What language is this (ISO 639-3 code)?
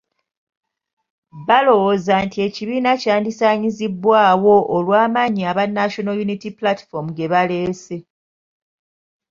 lug